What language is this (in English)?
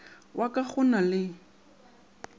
Northern Sotho